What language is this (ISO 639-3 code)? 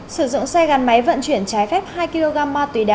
vie